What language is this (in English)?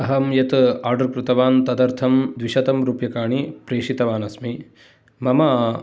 Sanskrit